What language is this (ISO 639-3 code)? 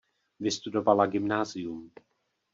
ces